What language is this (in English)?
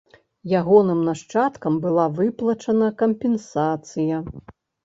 Belarusian